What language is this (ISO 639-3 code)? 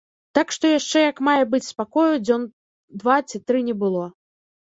bel